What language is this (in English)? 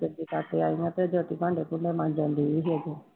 Punjabi